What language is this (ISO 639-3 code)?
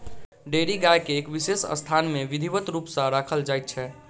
mai